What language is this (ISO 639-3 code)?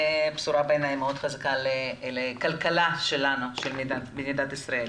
heb